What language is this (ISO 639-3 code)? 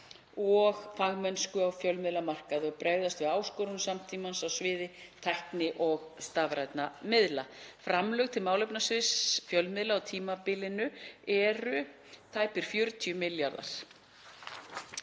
isl